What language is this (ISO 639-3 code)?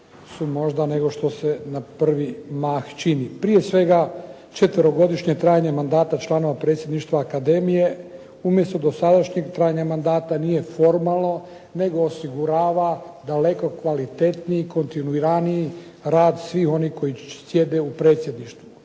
hrv